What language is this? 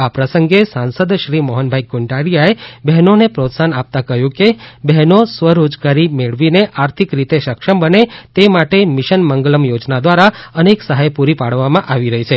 Gujarati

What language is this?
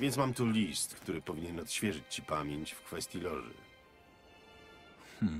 Polish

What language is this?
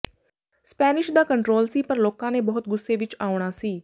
Punjabi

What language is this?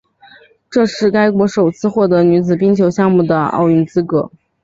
Chinese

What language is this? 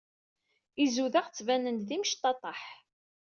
Kabyle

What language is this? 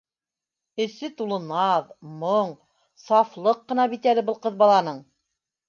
Bashkir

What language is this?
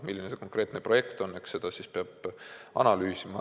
Estonian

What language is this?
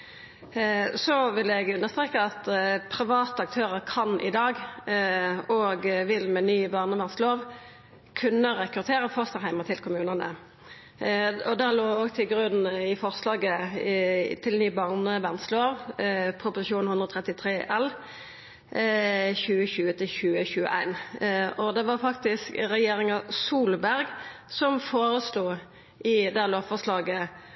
Norwegian Nynorsk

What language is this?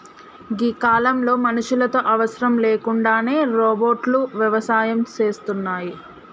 Telugu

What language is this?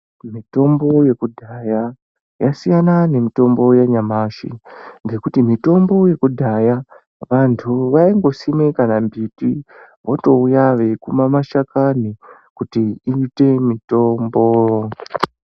Ndau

